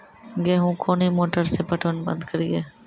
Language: Maithili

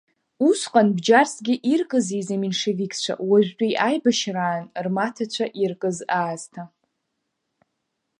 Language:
Abkhazian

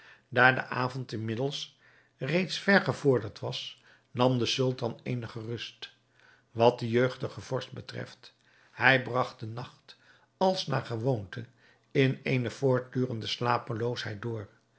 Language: Dutch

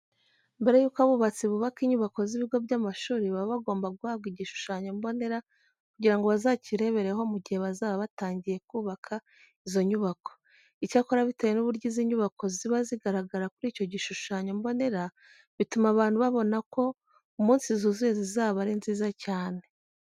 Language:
Kinyarwanda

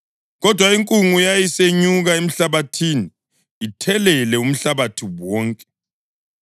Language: North Ndebele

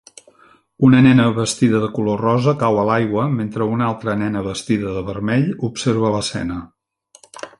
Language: Catalan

